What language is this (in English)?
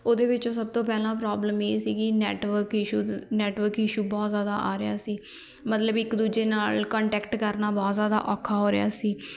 Punjabi